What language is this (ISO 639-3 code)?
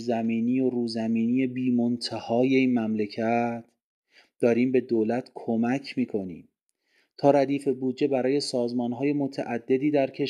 fas